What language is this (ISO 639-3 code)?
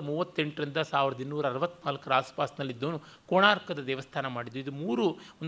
kan